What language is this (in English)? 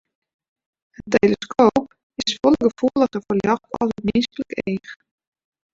Western Frisian